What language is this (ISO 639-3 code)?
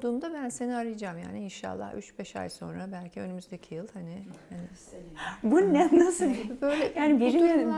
tur